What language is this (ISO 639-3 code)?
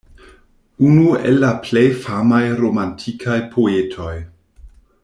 epo